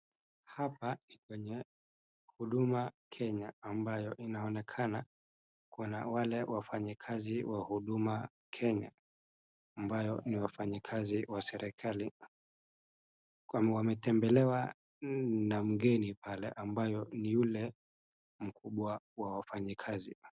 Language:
Swahili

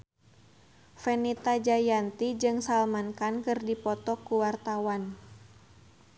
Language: Sundanese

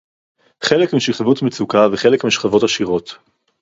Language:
Hebrew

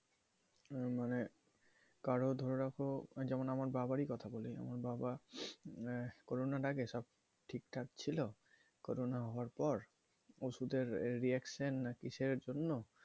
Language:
Bangla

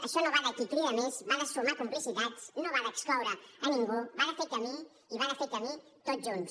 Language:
Catalan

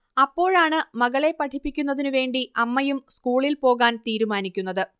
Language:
Malayalam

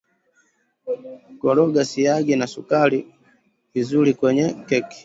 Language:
Swahili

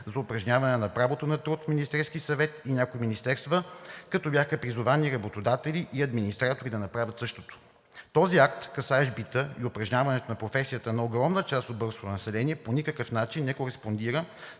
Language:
Bulgarian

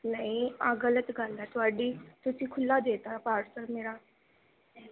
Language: Punjabi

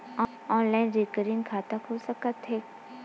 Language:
Chhattisgarhi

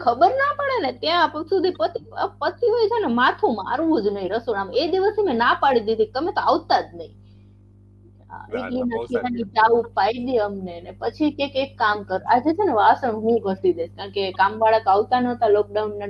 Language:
Gujarati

